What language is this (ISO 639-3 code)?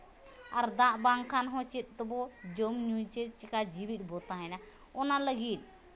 sat